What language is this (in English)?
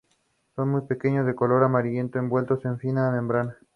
Spanish